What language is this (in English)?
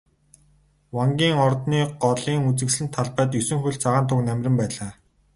Mongolian